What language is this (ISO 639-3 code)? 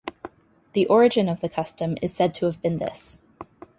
eng